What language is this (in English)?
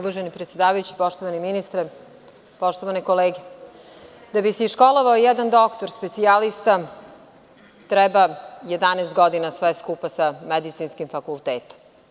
Serbian